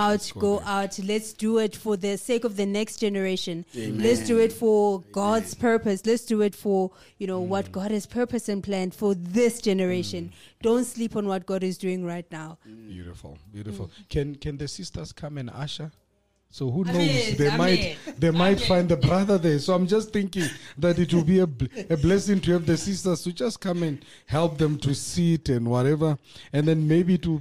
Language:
English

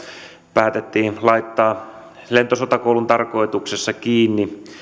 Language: Finnish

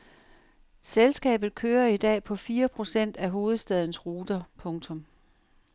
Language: Danish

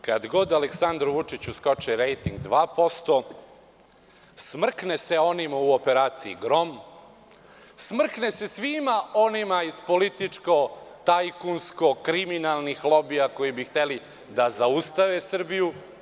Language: Serbian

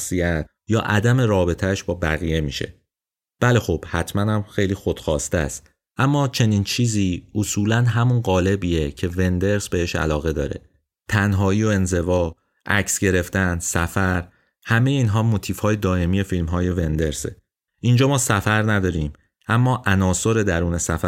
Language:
Persian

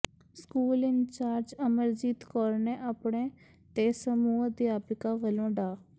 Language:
Punjabi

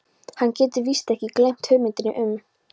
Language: Icelandic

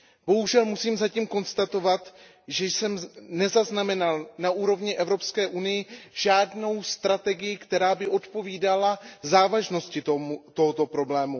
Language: Czech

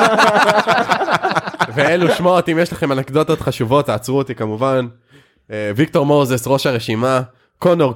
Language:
Hebrew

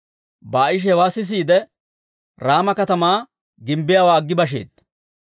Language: Dawro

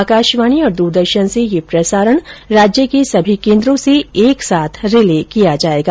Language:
Hindi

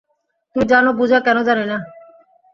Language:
Bangla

